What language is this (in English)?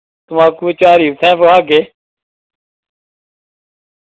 Dogri